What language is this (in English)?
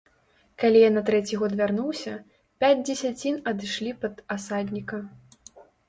Belarusian